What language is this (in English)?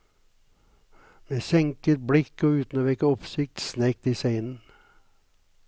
Norwegian